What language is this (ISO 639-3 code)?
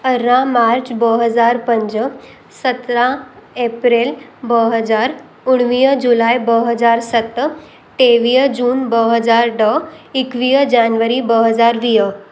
snd